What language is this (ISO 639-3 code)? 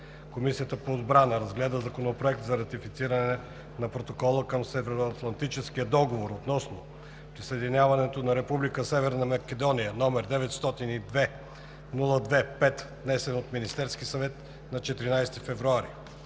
bul